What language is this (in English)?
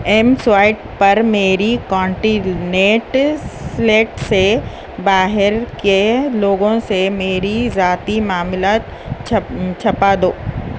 Urdu